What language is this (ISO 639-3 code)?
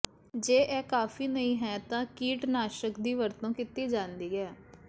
pan